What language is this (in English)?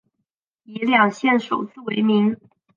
Chinese